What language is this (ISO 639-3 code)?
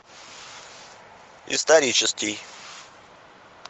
rus